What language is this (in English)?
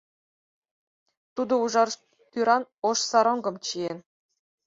Mari